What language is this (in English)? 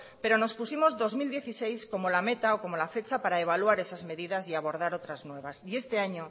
Spanish